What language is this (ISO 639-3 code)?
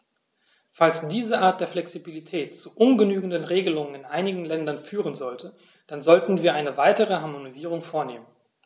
deu